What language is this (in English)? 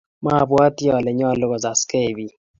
Kalenjin